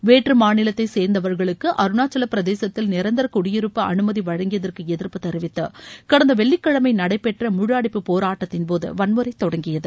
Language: Tamil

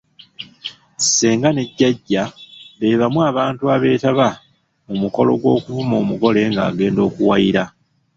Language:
Ganda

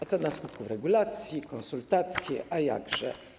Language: Polish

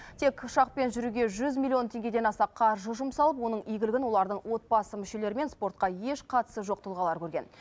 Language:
Kazakh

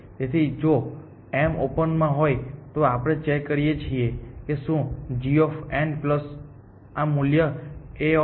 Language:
Gujarati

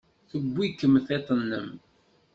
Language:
Kabyle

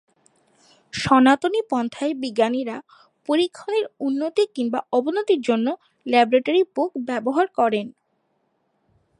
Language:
Bangla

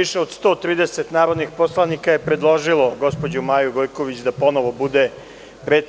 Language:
Serbian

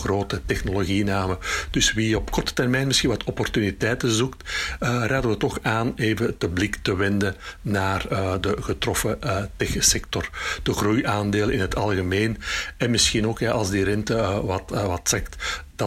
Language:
Dutch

